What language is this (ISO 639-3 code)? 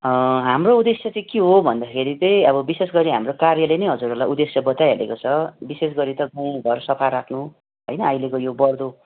nep